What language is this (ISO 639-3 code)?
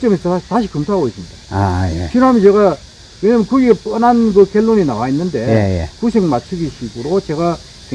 kor